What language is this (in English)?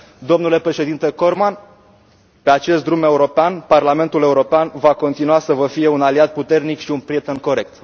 Romanian